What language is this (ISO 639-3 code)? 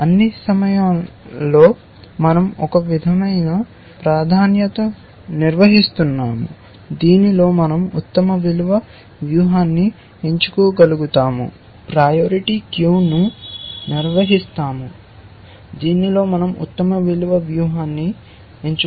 tel